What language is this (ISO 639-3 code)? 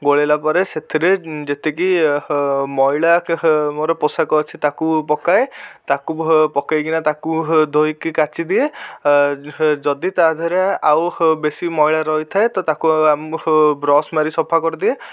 ori